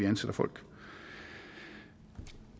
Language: Danish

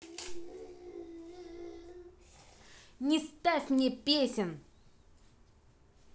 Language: Russian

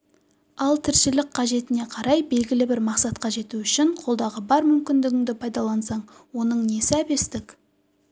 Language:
Kazakh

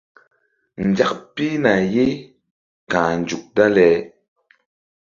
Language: Mbum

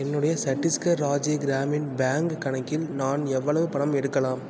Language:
Tamil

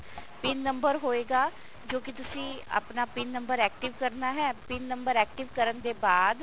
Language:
Punjabi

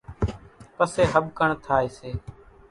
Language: Kachi Koli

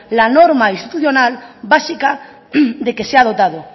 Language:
Spanish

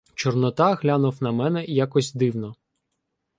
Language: Ukrainian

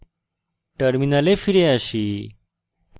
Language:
Bangla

